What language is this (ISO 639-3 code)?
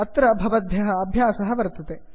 san